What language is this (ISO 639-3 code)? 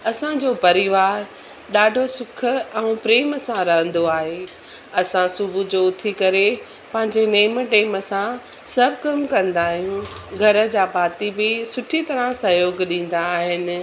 snd